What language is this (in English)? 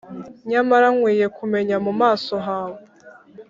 Kinyarwanda